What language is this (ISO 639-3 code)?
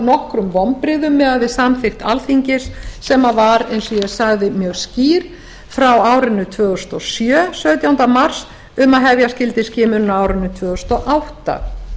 isl